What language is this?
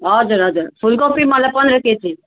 Nepali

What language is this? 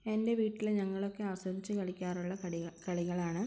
Malayalam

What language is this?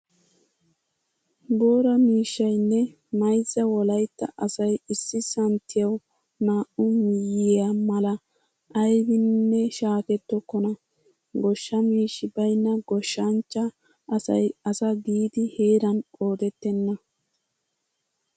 Wolaytta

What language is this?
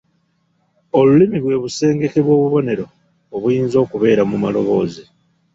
Ganda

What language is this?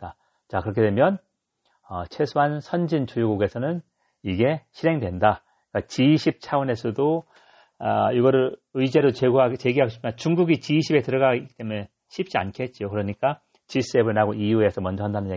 Korean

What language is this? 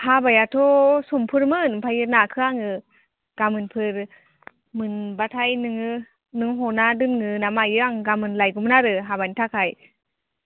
Bodo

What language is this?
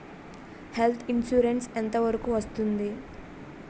Telugu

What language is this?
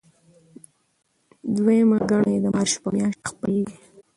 Pashto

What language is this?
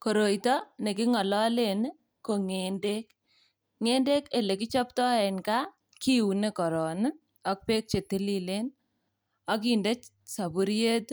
Kalenjin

